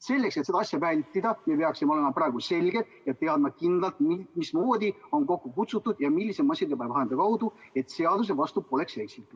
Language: Estonian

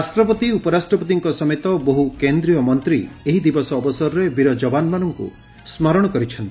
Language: Odia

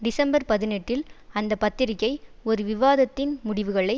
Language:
Tamil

